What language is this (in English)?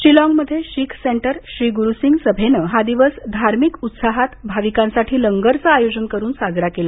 Marathi